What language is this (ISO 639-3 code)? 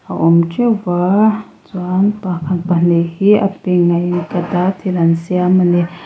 lus